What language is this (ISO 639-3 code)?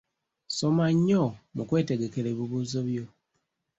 lug